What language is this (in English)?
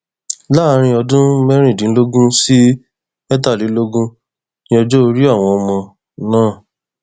Yoruba